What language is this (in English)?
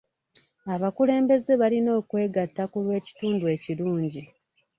Ganda